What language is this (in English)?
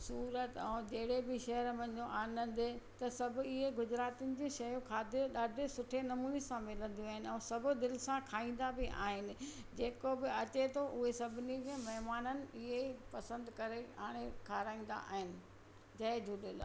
Sindhi